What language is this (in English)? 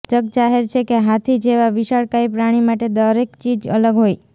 Gujarati